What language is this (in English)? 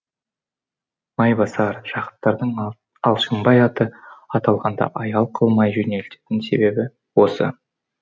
Kazakh